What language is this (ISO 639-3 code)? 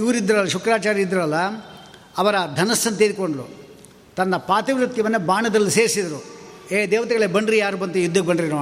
kan